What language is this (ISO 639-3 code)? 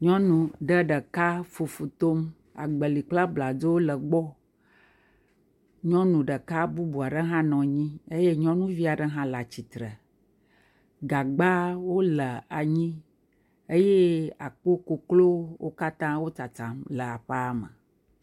ewe